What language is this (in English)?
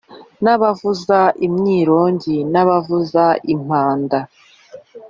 Kinyarwanda